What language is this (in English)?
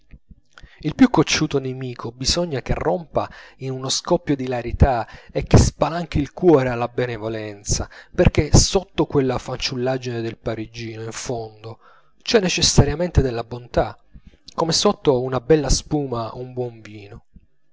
Italian